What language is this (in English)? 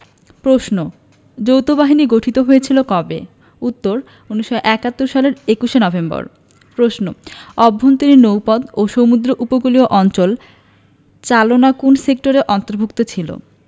Bangla